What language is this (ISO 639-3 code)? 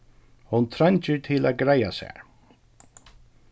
fao